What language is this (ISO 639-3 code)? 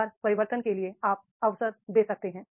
hin